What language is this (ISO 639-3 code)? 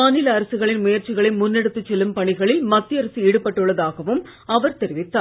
tam